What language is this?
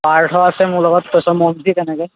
Assamese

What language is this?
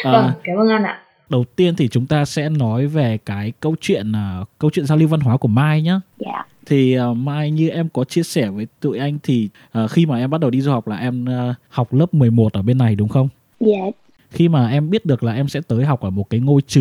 Vietnamese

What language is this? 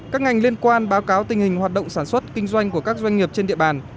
Vietnamese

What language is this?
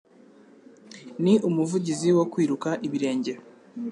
Kinyarwanda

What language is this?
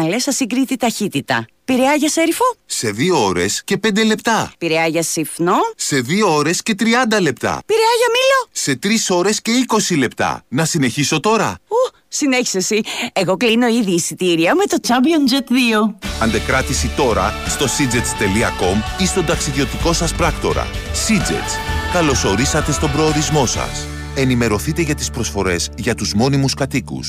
Greek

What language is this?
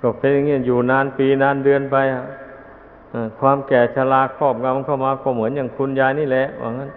Thai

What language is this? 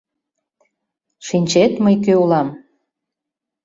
Mari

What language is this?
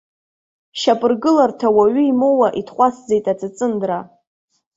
Abkhazian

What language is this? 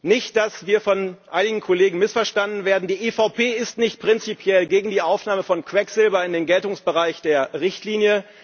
German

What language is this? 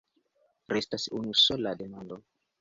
Esperanto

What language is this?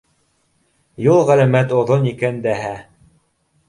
Bashkir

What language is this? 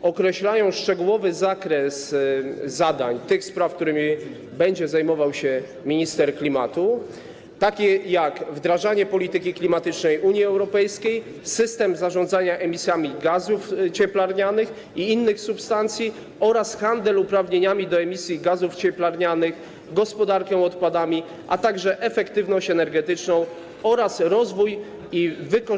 Polish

